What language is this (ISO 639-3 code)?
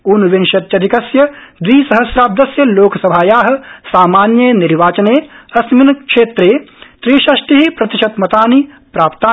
san